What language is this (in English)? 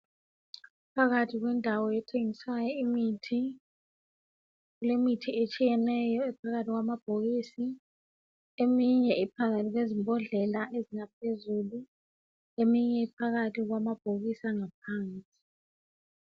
North Ndebele